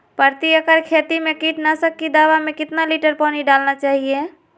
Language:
Magahi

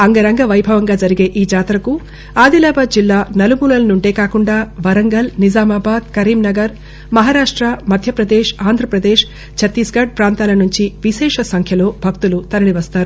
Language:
Telugu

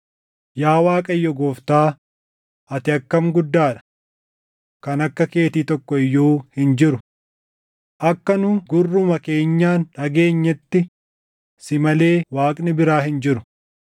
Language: Oromo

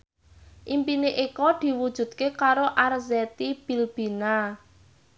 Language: Javanese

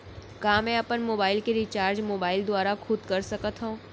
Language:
Chhattisgarhi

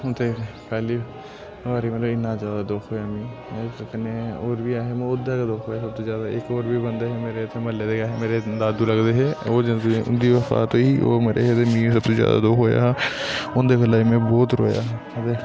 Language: Dogri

